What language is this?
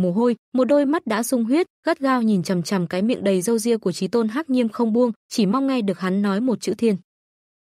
Vietnamese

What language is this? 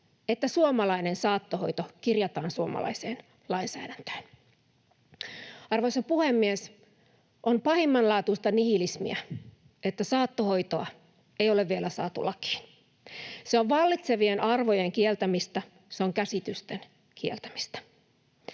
Finnish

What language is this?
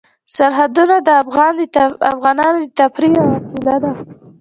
Pashto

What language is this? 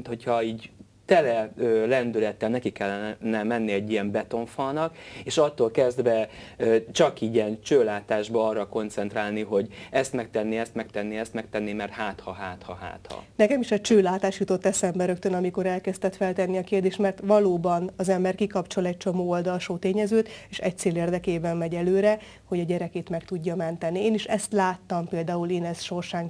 Hungarian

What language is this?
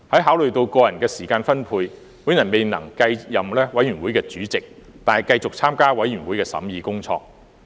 Cantonese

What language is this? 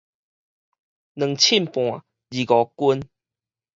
Min Nan Chinese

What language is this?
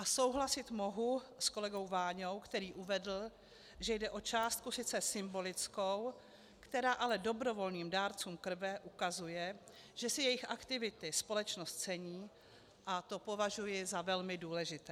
Czech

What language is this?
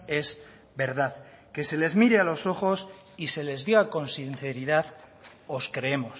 Spanish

